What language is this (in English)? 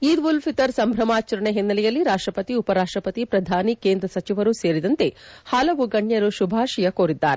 Kannada